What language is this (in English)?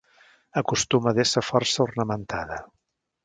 Catalan